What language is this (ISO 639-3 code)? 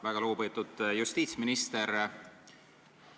est